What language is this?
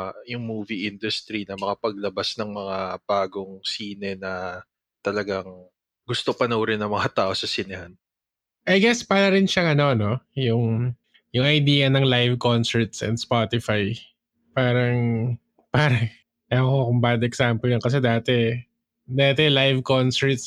Filipino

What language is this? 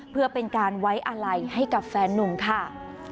Thai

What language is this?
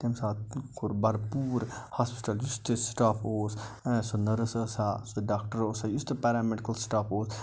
Kashmiri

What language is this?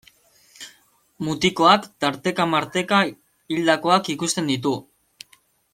Basque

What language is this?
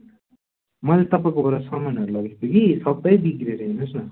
Nepali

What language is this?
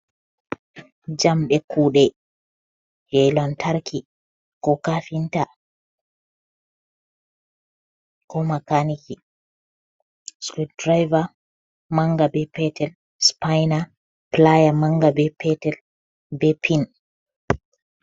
Fula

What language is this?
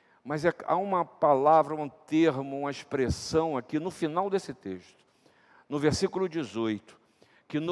Portuguese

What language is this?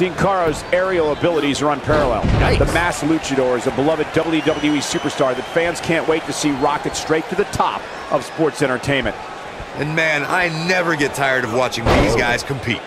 English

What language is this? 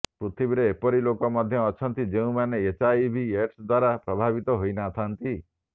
Odia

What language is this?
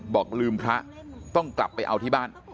Thai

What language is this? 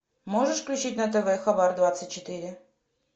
Russian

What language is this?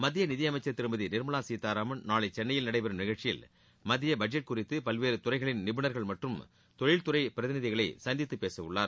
Tamil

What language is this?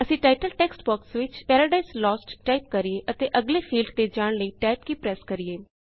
Punjabi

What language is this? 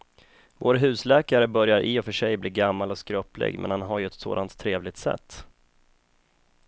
Swedish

